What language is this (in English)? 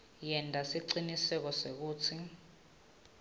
Swati